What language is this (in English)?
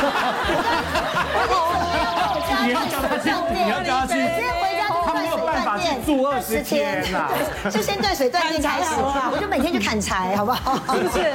Chinese